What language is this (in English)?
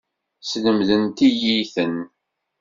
Kabyle